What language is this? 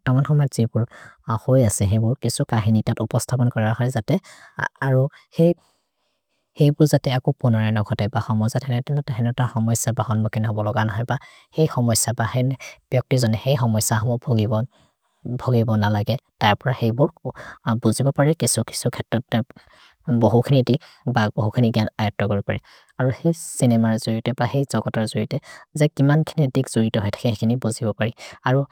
Maria (India)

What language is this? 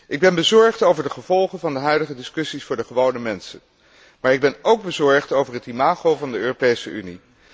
Dutch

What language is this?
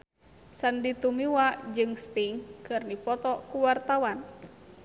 Sundanese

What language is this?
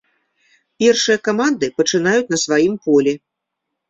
Belarusian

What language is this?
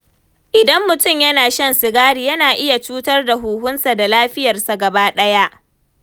Hausa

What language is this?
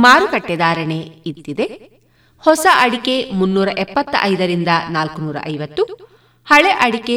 Kannada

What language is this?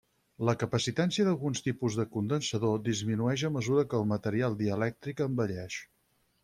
Catalan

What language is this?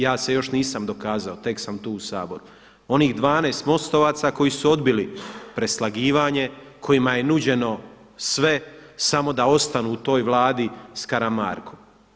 Croatian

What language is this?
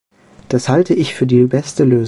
German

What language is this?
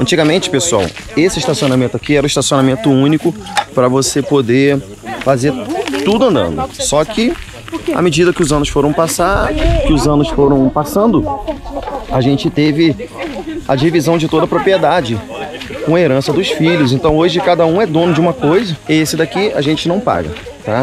Portuguese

